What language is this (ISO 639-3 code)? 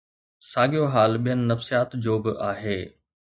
snd